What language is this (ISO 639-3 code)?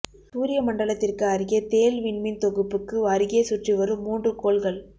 tam